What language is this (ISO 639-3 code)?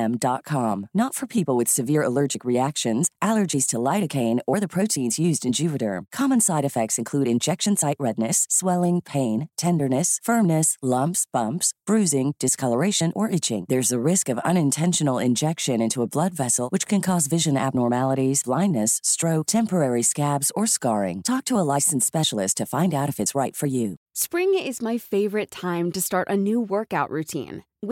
fil